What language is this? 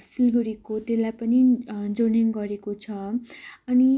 Nepali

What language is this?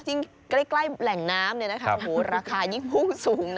Thai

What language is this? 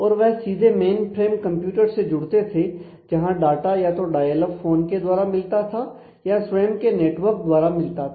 Hindi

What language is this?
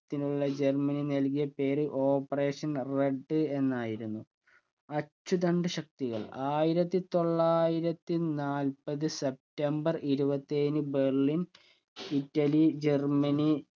Malayalam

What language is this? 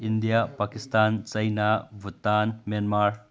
Manipuri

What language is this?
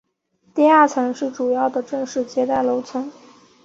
Chinese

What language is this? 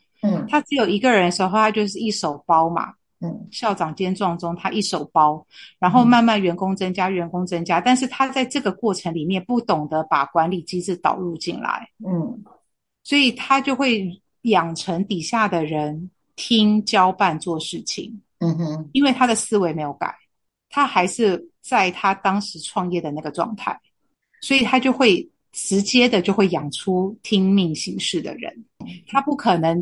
Chinese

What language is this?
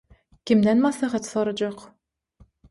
Turkmen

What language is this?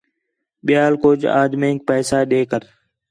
Khetrani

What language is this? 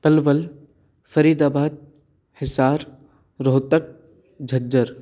Sanskrit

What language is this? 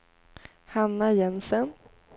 Swedish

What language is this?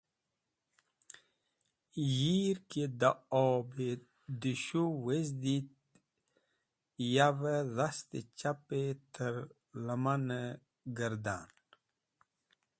Wakhi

